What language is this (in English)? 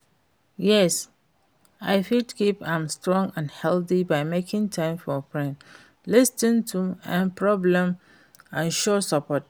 Nigerian Pidgin